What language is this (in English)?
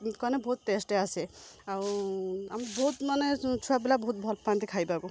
Odia